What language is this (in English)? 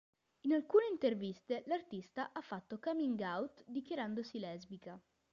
Italian